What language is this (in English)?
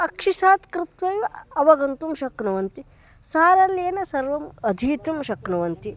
Sanskrit